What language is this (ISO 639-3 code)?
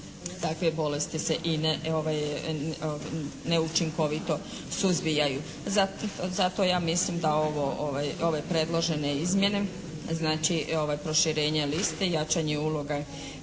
hrv